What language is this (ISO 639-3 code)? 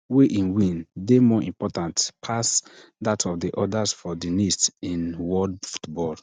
pcm